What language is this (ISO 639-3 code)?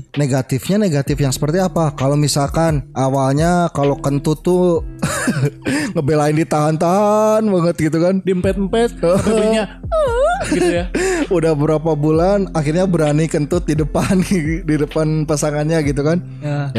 ind